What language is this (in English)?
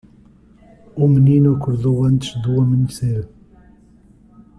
Portuguese